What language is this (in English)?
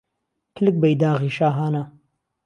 Central Kurdish